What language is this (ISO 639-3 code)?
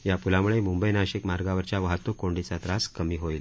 mar